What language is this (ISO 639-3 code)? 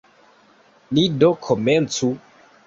epo